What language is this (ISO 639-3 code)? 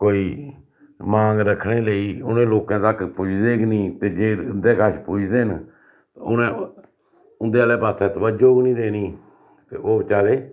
doi